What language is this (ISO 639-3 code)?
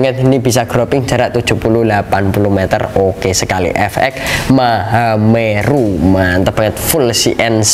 ind